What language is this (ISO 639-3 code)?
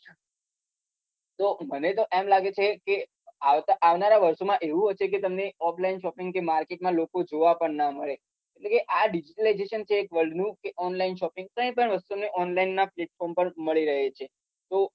guj